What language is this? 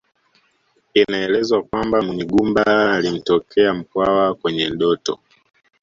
Swahili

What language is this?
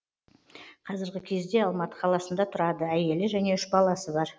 Kazakh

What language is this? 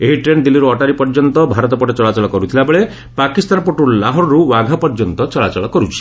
Odia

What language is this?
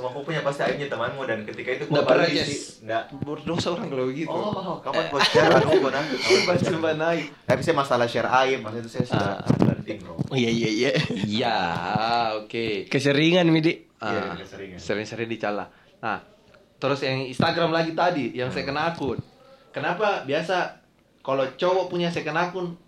Indonesian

